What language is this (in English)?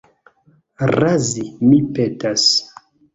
Esperanto